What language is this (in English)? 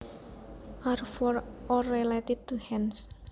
Javanese